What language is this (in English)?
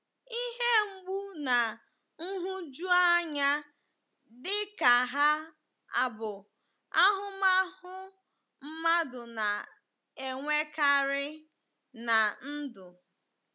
Igbo